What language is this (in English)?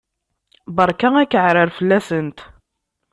Kabyle